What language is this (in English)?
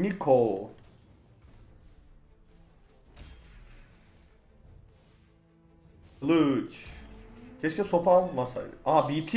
Turkish